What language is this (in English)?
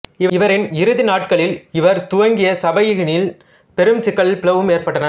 Tamil